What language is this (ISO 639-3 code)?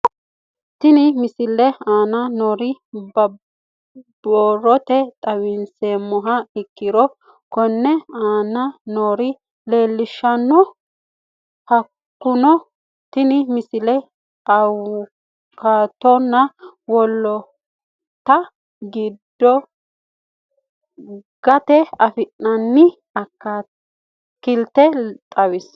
sid